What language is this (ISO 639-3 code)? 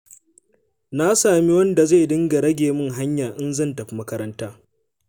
hau